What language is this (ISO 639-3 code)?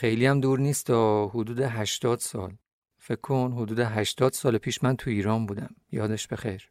fas